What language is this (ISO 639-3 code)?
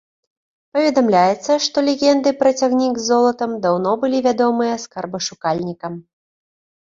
bel